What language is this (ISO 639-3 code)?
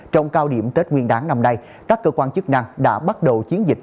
vie